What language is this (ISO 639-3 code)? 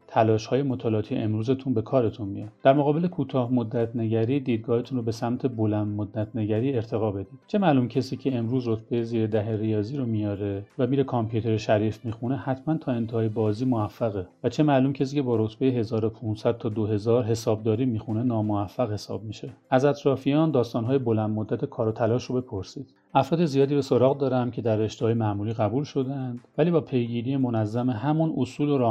fas